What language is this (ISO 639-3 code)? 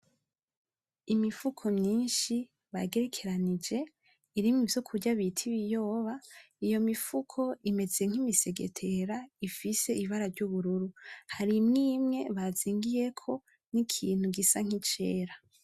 run